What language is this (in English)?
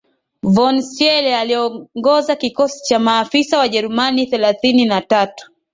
Swahili